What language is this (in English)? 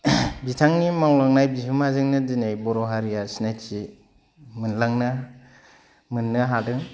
Bodo